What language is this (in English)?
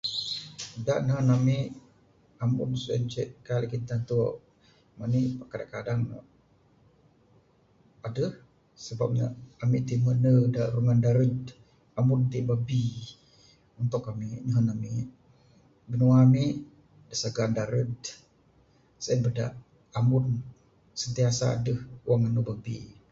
Bukar-Sadung Bidayuh